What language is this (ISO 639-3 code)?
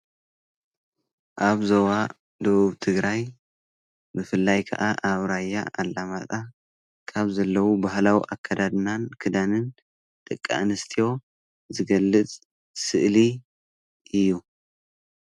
tir